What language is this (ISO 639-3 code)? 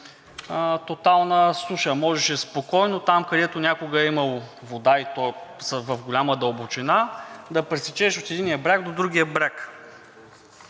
bul